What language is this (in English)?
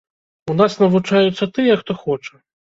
Belarusian